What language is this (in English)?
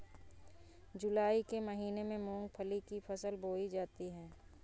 Hindi